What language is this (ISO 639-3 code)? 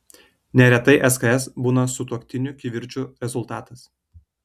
lit